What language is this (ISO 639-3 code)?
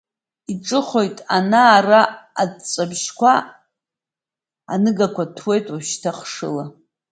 abk